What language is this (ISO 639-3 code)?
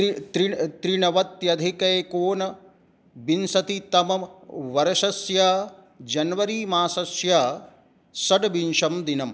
san